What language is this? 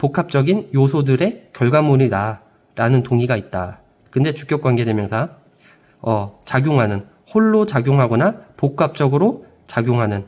Korean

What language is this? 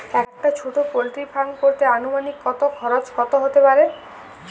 Bangla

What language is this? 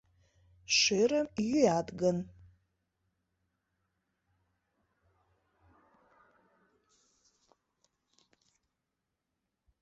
Mari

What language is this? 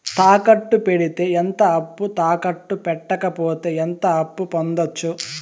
Telugu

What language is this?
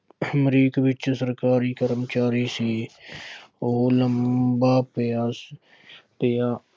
Punjabi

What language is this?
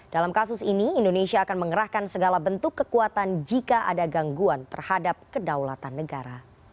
Indonesian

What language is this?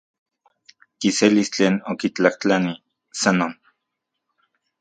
Central Puebla Nahuatl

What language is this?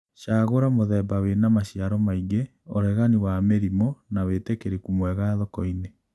Kikuyu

